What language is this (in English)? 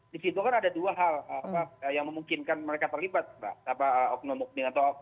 Indonesian